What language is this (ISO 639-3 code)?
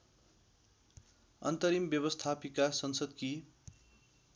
nep